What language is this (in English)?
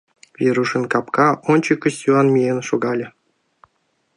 Mari